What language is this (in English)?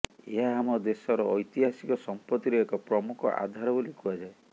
Odia